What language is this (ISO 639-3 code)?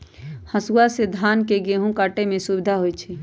mag